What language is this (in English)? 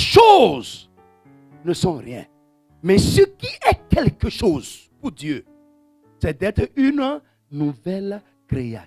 French